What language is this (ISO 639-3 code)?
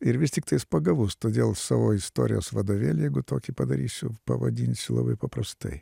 lit